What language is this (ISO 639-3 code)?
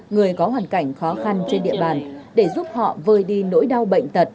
vie